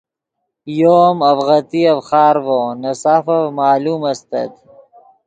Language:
Yidgha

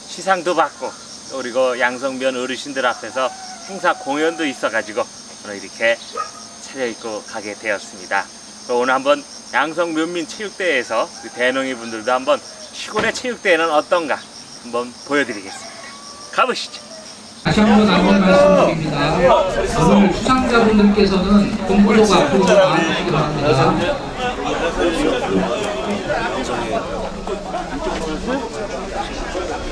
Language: Korean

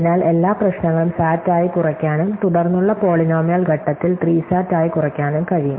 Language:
Malayalam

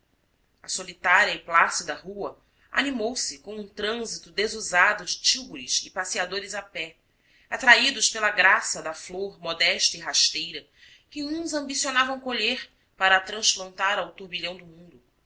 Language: Portuguese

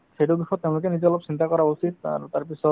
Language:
Assamese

